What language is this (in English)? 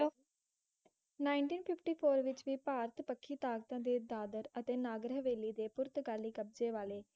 Punjabi